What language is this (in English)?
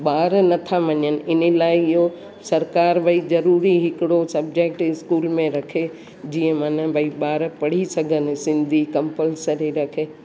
Sindhi